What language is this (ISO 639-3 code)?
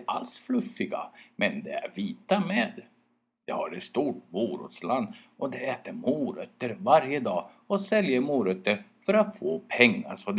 swe